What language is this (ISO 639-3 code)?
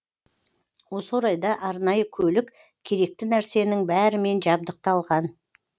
kaz